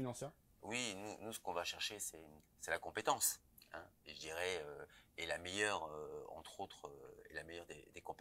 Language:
French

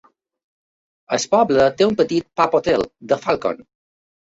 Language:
Catalan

